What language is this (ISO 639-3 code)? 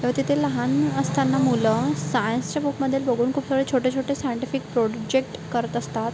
mar